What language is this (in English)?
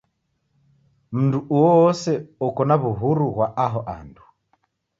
Taita